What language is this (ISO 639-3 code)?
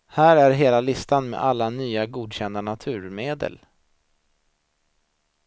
swe